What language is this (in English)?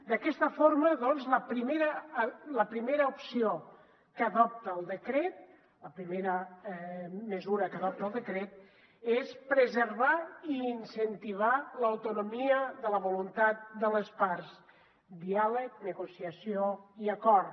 Catalan